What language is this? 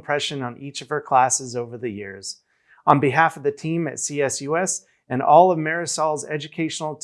English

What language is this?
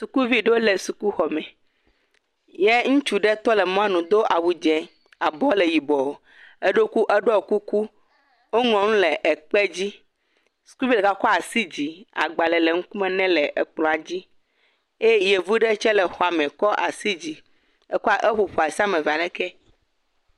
Ewe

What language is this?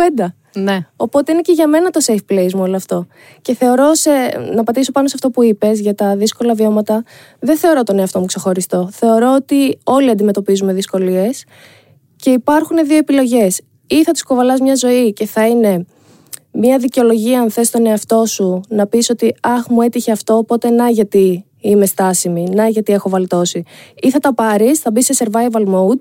Greek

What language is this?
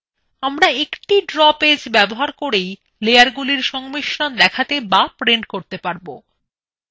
Bangla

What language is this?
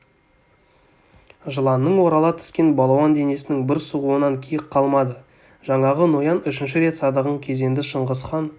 Kazakh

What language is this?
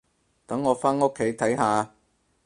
Cantonese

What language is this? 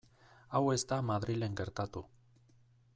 Basque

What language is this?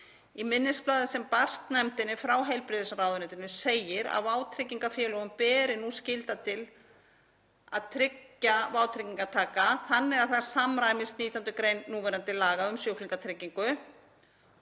Icelandic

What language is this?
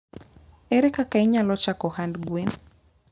Luo (Kenya and Tanzania)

